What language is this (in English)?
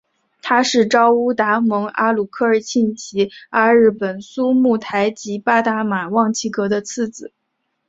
Chinese